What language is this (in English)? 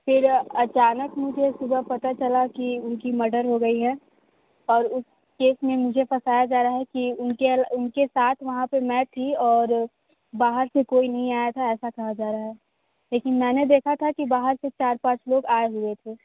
Hindi